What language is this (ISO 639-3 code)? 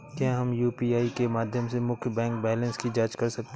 hin